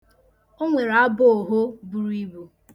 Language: Igbo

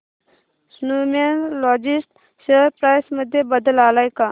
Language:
Marathi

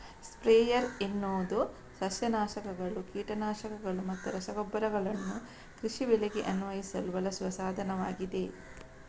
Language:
Kannada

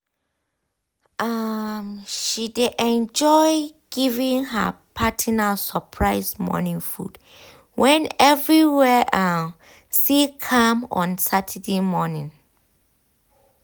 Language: Nigerian Pidgin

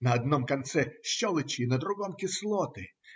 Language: Russian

